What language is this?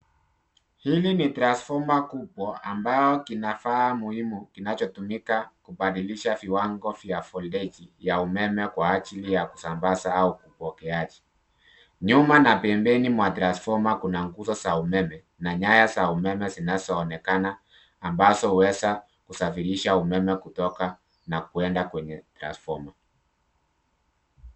Swahili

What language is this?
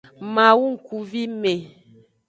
Aja (Benin)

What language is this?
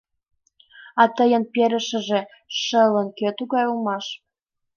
Mari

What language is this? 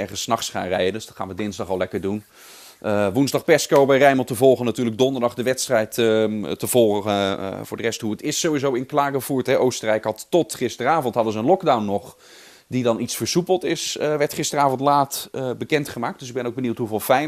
Dutch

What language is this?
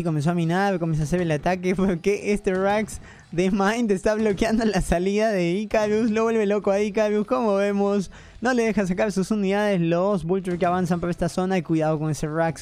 Spanish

